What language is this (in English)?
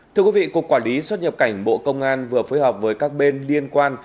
Vietnamese